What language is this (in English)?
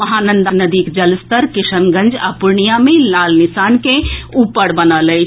Maithili